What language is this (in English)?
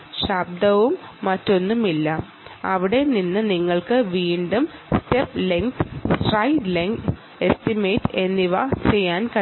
Malayalam